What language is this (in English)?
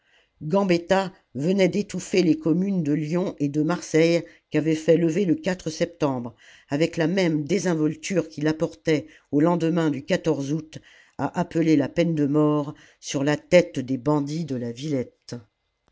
French